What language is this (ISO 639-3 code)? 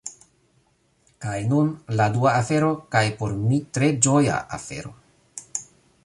epo